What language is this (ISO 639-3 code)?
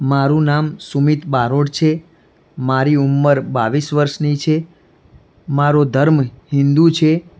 guj